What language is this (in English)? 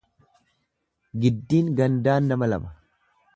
Oromo